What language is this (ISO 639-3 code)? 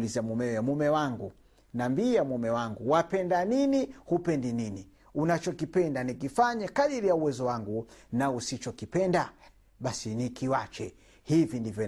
swa